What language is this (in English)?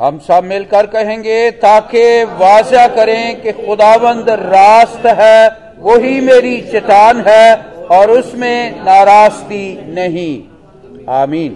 Hindi